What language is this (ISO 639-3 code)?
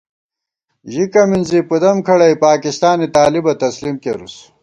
gwt